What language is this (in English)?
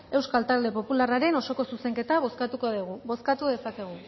Basque